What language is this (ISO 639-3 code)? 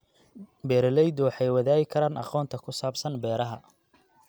som